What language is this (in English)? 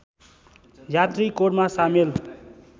Nepali